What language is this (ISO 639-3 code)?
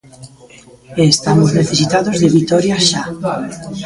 glg